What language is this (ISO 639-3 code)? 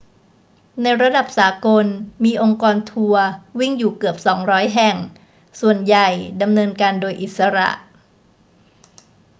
tha